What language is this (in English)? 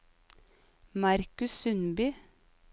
Norwegian